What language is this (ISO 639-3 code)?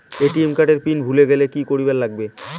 ben